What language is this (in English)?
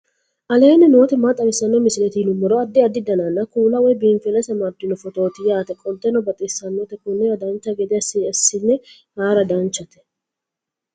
Sidamo